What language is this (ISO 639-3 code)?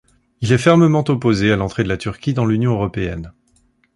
fra